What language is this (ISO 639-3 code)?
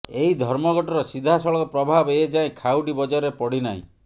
ori